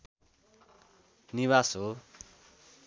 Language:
Nepali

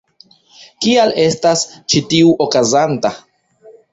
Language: Esperanto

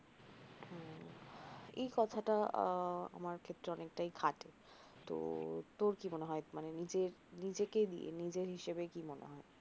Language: Bangla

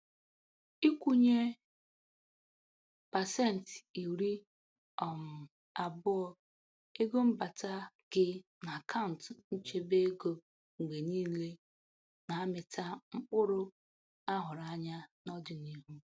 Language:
Igbo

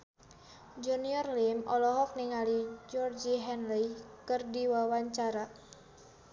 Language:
Sundanese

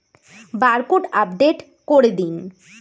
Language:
Bangla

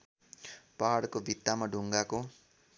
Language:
Nepali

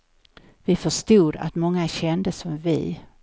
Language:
Swedish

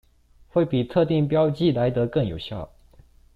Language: Chinese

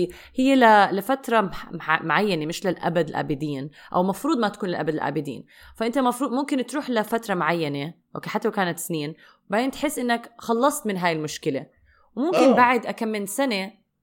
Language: Arabic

